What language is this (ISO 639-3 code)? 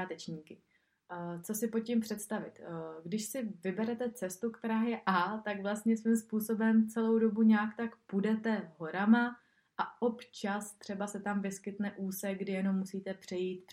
ces